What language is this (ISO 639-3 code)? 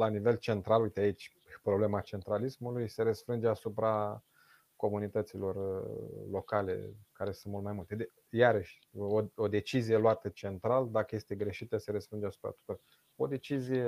ron